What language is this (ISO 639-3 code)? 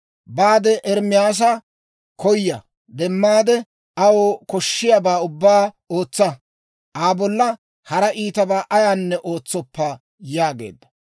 dwr